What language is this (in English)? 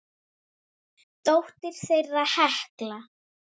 Icelandic